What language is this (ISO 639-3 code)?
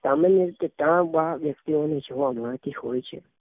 guj